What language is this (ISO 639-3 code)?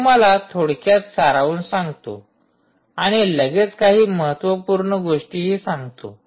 mar